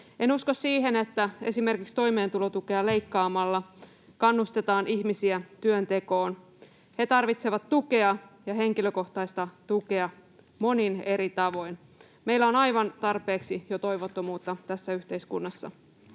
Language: Finnish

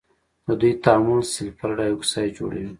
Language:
Pashto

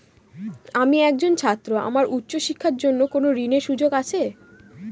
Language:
Bangla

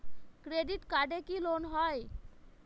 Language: Bangla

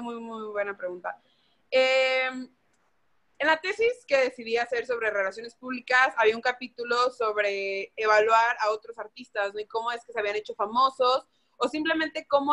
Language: Spanish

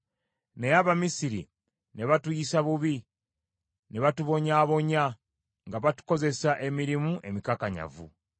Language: Ganda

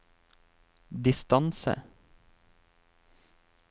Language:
Norwegian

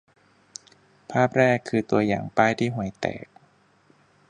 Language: Thai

